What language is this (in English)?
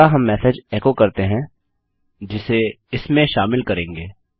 Hindi